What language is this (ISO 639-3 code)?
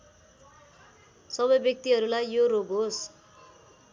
nep